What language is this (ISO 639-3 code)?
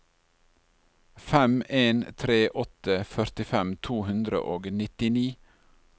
nor